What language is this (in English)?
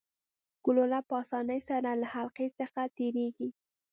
Pashto